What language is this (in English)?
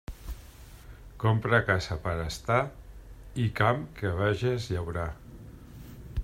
Catalan